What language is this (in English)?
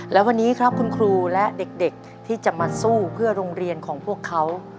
Thai